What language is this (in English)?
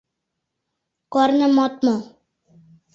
Mari